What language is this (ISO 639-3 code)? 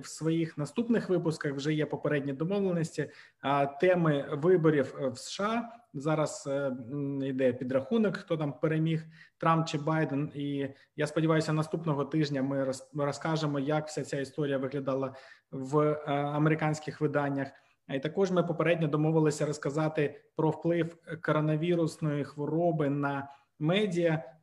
ukr